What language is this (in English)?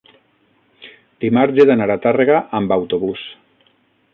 Catalan